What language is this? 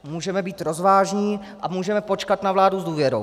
Czech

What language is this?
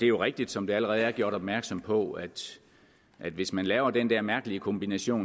Danish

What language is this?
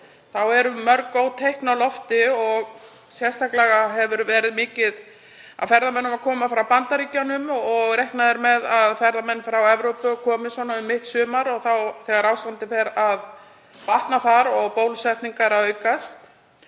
Icelandic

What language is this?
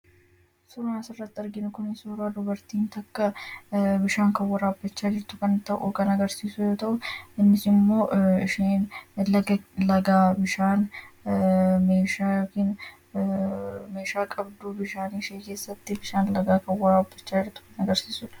Oromo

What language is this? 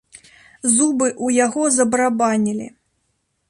Belarusian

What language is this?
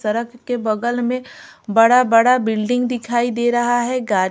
Hindi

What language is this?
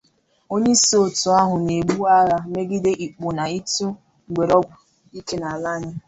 Igbo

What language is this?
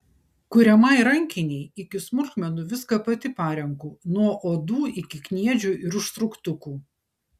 Lithuanian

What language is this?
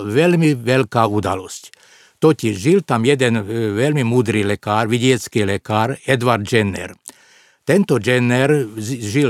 Slovak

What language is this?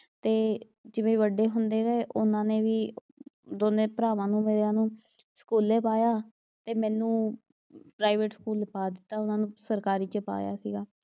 Punjabi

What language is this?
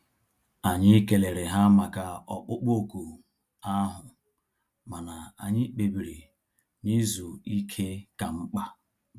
Igbo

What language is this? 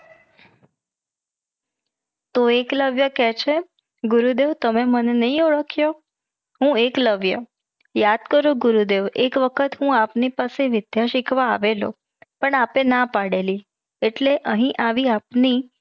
Gujarati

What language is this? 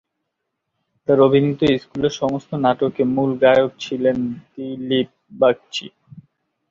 Bangla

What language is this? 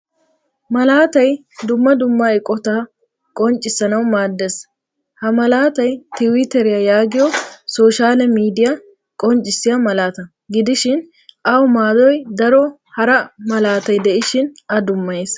Wolaytta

